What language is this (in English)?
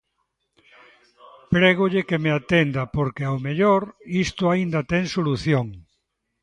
Galician